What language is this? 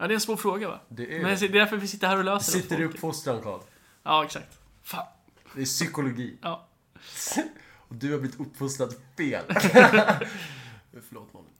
Swedish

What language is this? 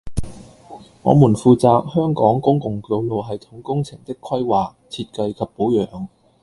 Cantonese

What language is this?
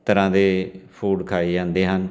Punjabi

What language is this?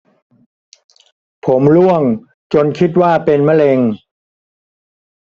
Thai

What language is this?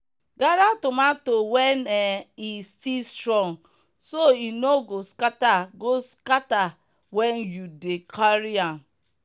Nigerian Pidgin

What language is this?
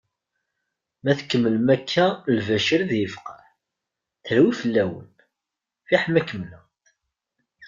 Kabyle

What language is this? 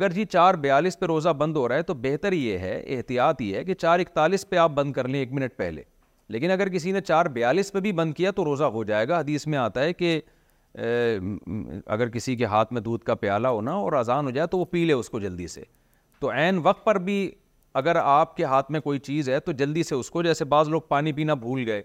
Urdu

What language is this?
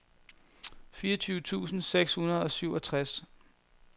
Danish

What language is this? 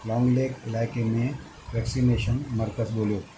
Sindhi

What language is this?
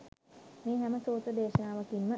Sinhala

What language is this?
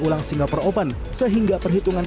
Indonesian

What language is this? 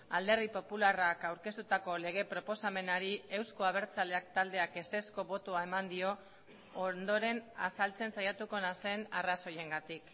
Basque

